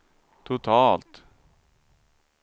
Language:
Swedish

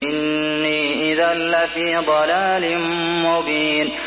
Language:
Arabic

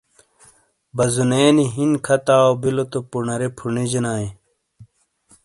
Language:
Shina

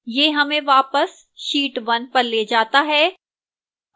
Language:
Hindi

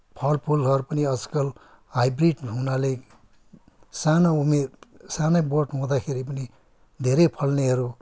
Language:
Nepali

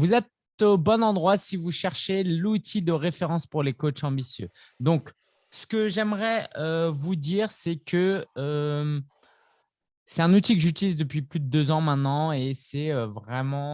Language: French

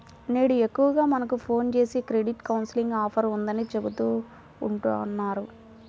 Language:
Telugu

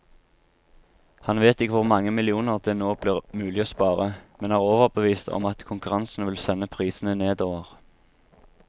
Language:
Norwegian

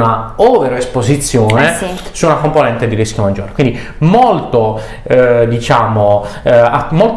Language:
Italian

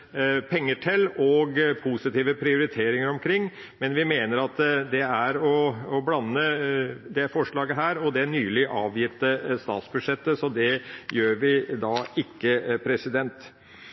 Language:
Norwegian Bokmål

